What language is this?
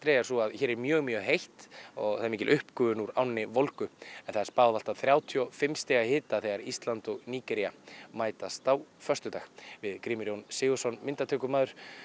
Icelandic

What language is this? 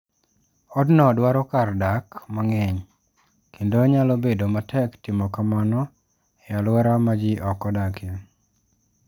Luo (Kenya and Tanzania)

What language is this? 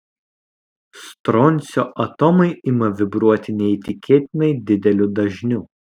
Lithuanian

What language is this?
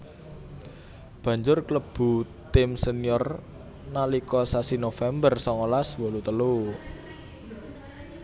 Javanese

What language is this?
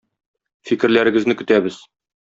Tatar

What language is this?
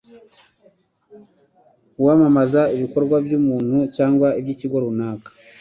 Kinyarwanda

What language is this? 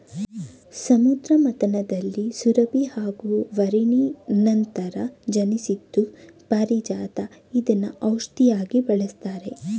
Kannada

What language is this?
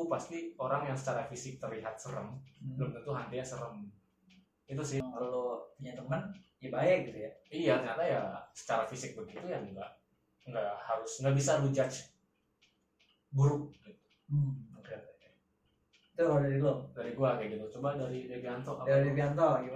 Indonesian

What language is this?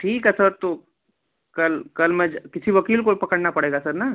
Hindi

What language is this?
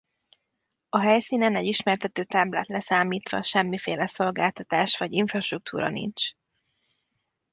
Hungarian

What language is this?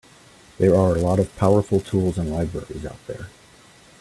English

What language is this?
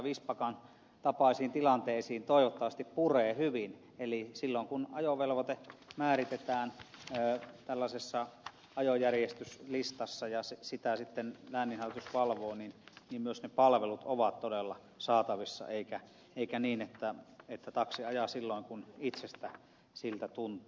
Finnish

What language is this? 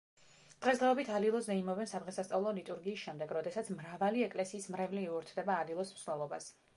Georgian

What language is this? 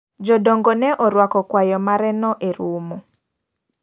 Luo (Kenya and Tanzania)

